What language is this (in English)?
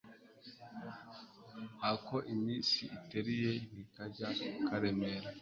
Kinyarwanda